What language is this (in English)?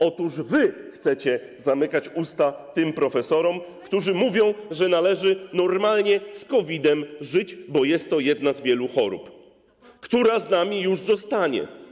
Polish